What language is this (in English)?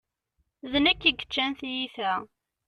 Kabyle